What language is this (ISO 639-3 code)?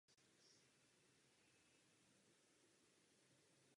ces